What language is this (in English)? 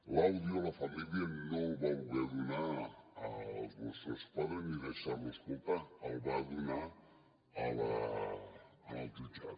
Catalan